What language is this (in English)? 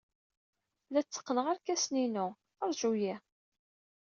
Kabyle